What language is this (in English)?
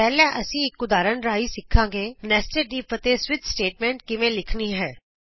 Punjabi